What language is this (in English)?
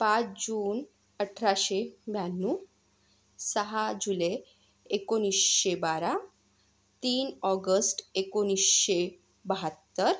Marathi